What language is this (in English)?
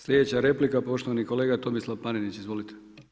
Croatian